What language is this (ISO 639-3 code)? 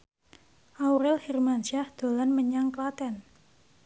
jav